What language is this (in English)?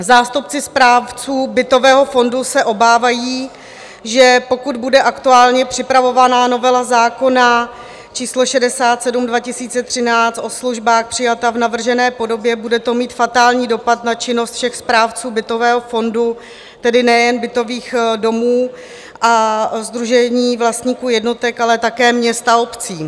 Czech